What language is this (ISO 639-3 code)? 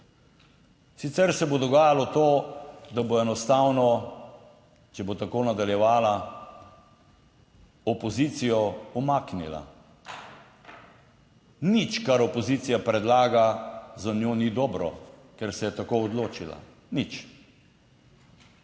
slv